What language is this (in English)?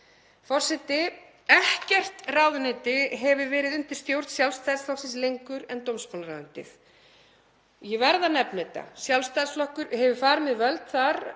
Icelandic